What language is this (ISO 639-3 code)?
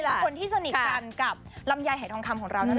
tha